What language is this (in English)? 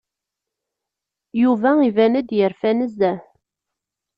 Kabyle